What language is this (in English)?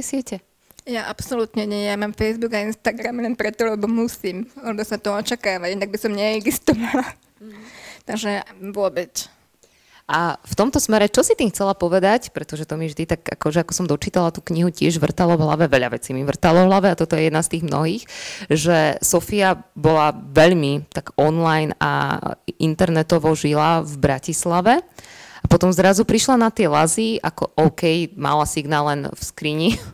Slovak